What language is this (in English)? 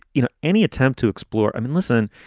English